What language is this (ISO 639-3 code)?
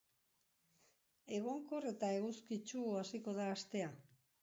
eus